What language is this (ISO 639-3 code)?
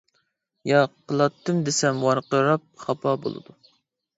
uig